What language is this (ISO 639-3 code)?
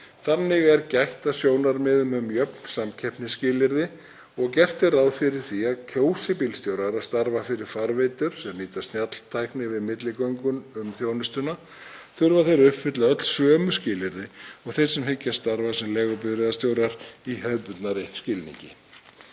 isl